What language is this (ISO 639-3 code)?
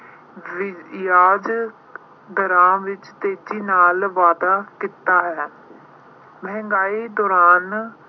pan